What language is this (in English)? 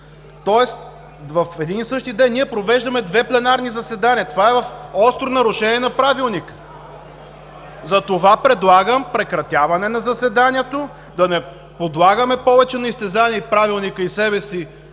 Bulgarian